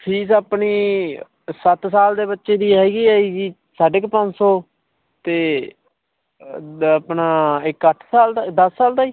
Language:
Punjabi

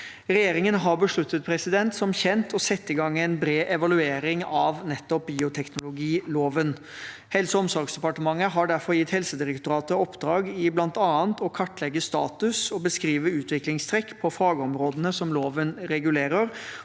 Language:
Norwegian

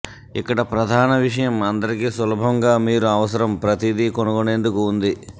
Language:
Telugu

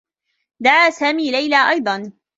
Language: Arabic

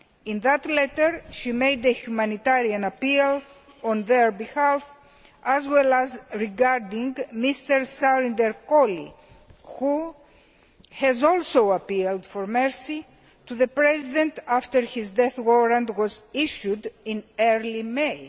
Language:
English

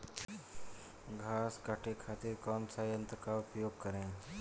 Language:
Bhojpuri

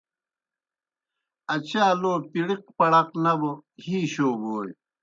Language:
Kohistani Shina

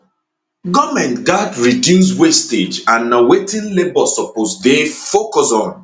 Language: Nigerian Pidgin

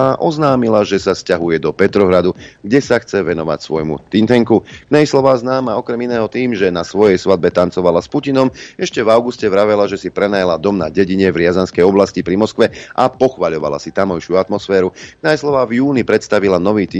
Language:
Slovak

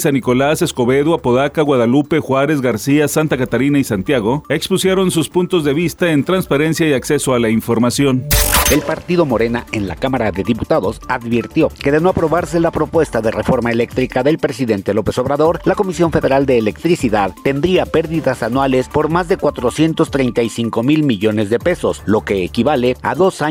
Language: Spanish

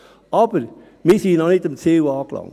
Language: Swiss German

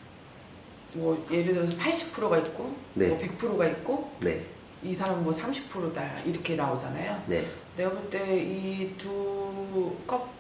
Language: Korean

